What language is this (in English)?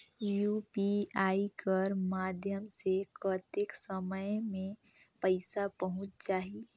Chhattisgarhi